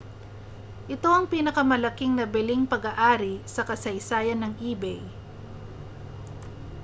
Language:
Filipino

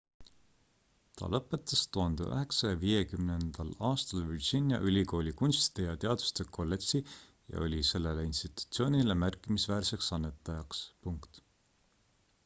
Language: Estonian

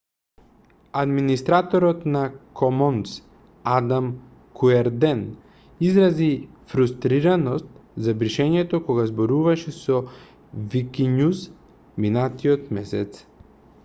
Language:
Macedonian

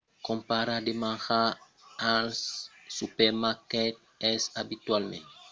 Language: Occitan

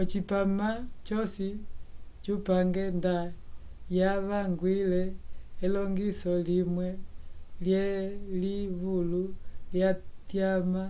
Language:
Umbundu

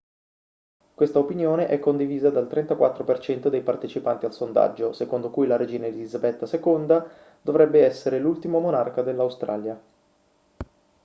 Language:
Italian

